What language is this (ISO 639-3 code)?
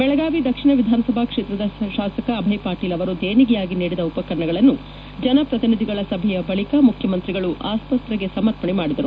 kan